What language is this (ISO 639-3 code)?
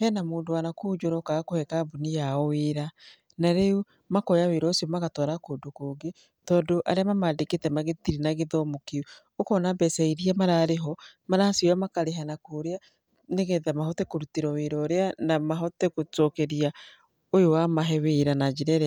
kik